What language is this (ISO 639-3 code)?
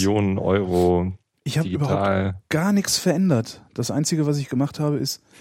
deu